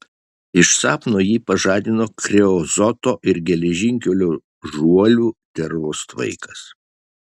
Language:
Lithuanian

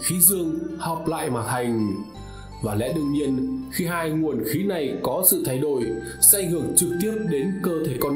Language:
Vietnamese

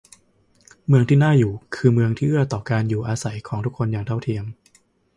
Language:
Thai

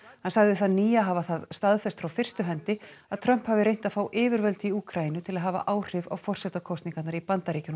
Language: Icelandic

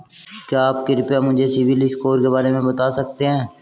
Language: Hindi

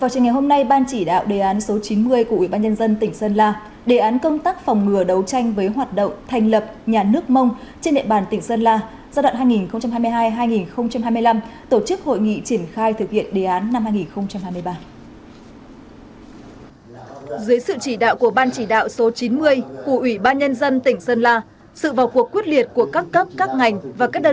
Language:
Vietnamese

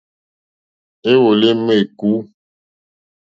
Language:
Mokpwe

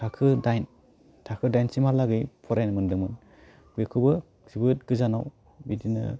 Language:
Bodo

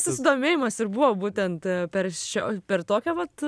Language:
Lithuanian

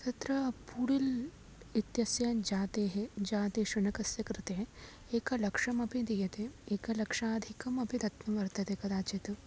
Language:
Sanskrit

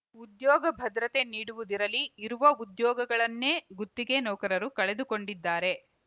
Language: Kannada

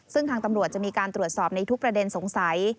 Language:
Thai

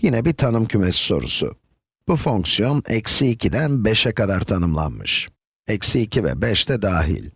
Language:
Turkish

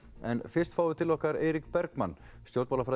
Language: Icelandic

